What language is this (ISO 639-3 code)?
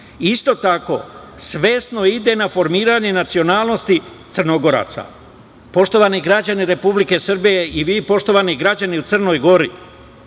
srp